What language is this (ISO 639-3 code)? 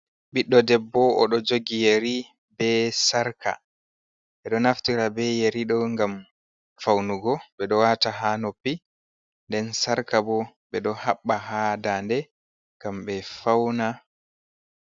ful